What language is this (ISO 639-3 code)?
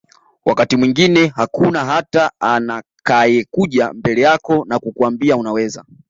swa